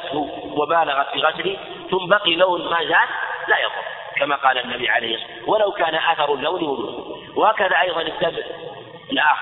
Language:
Arabic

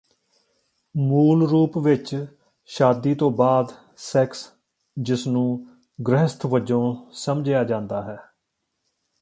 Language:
Punjabi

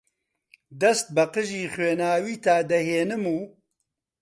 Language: Central Kurdish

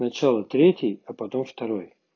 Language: Russian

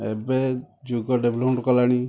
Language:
Odia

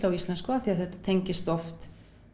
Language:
Icelandic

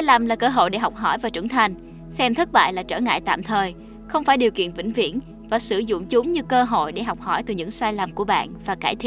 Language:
Vietnamese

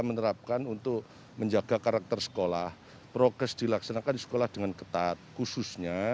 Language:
Indonesian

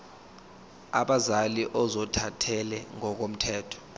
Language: Zulu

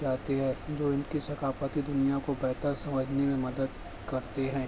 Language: Urdu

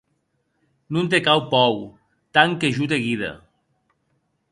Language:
Occitan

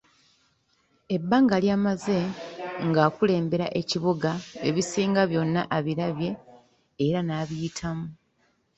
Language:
Ganda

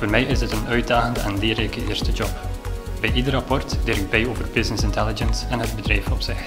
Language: Dutch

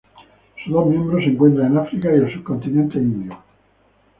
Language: Spanish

